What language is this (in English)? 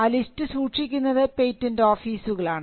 Malayalam